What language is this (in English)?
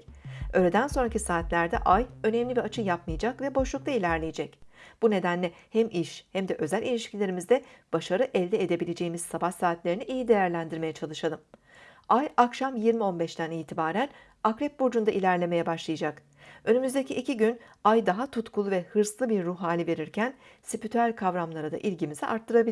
Turkish